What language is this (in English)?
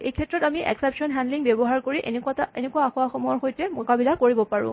Assamese